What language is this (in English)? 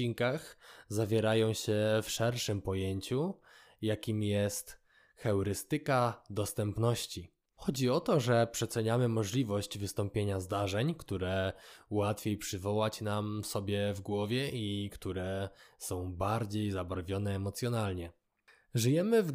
Polish